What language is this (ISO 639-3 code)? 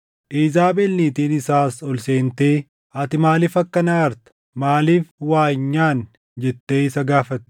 orm